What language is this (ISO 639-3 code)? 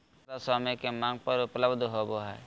mag